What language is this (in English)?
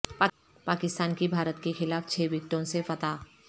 Urdu